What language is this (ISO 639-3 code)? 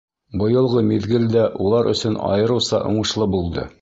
bak